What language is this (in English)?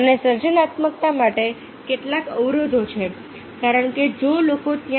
Gujarati